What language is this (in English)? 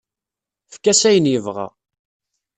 Kabyle